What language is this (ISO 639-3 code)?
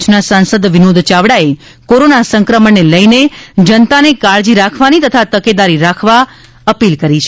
guj